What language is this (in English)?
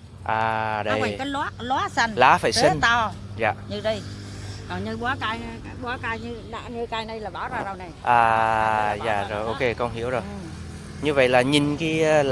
Vietnamese